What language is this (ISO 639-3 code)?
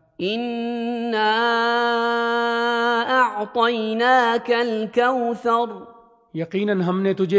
urd